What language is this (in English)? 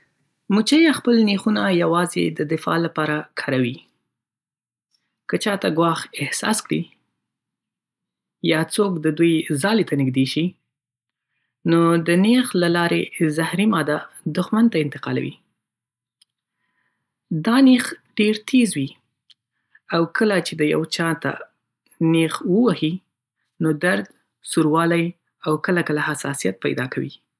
Pashto